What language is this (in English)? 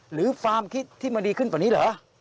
Thai